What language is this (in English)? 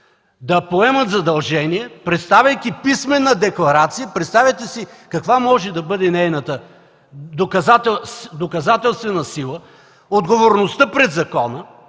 Bulgarian